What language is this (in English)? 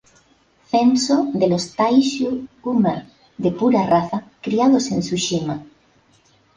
Spanish